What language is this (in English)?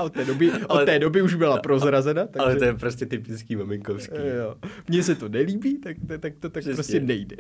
Czech